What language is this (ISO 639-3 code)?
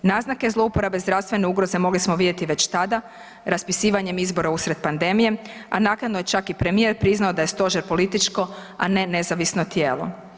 hrv